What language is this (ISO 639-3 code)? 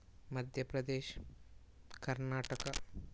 tel